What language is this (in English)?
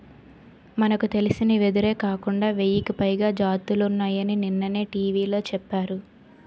Telugu